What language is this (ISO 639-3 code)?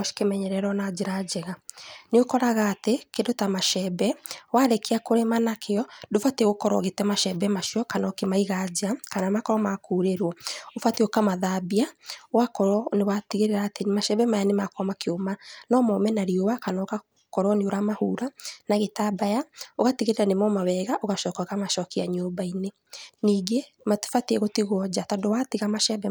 kik